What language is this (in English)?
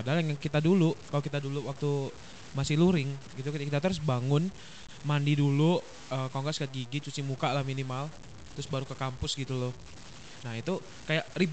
Indonesian